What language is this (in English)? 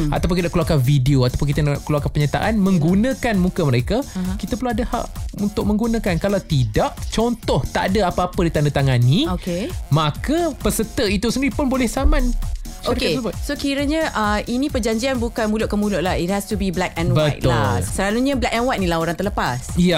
Malay